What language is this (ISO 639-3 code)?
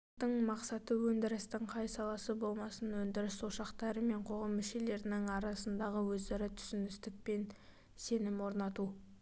kaz